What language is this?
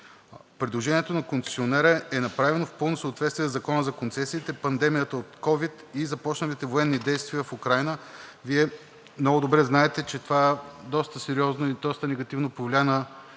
Bulgarian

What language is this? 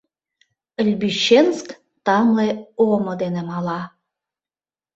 Mari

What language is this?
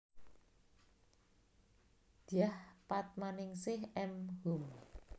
Javanese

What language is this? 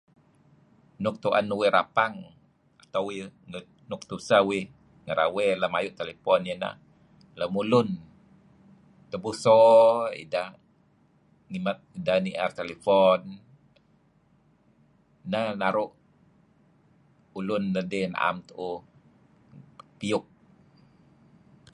Kelabit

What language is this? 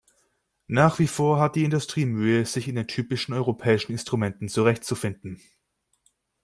German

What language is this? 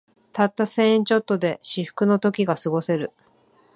Japanese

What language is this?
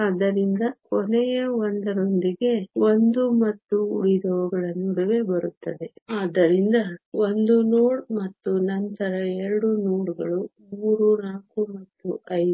Kannada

